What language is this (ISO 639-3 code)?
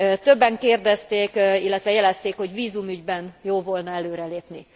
hun